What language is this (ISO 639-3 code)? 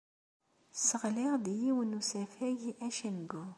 kab